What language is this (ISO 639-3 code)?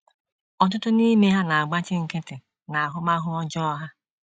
ibo